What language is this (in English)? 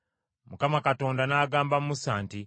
Ganda